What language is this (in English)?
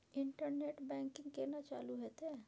Maithili